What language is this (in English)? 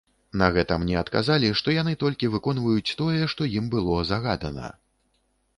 Belarusian